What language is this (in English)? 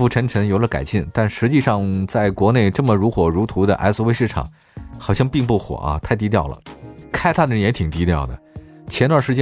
Chinese